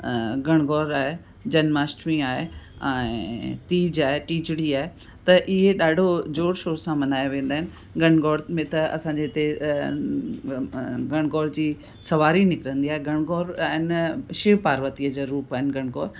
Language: Sindhi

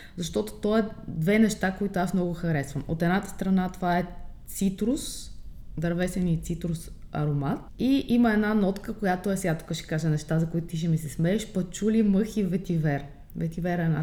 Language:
Bulgarian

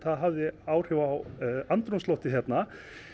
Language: Icelandic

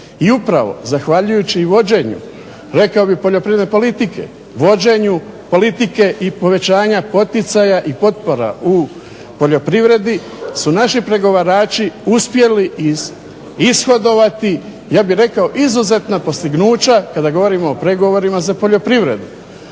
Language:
Croatian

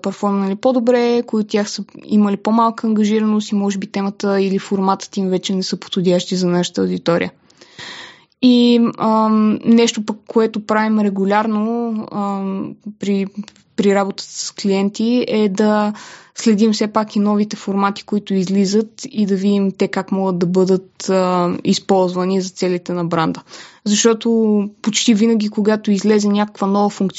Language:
Bulgarian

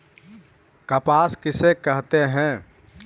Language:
Magahi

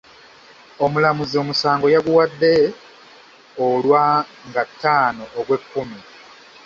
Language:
Ganda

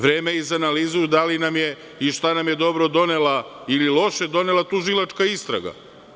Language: Serbian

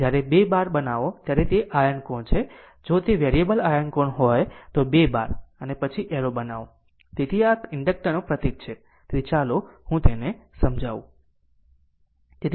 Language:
Gujarati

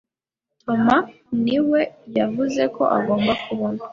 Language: Kinyarwanda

